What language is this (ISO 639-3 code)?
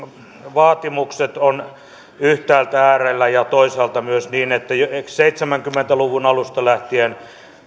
fin